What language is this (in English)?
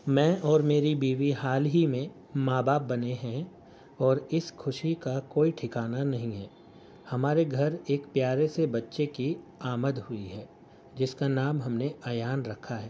Urdu